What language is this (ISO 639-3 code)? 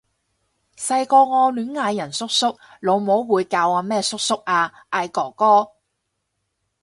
yue